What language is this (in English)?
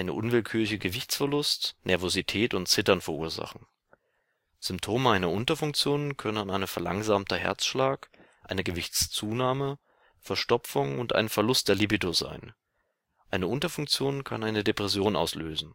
German